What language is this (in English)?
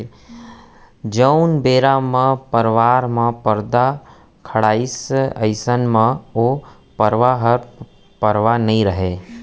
Chhattisgarhi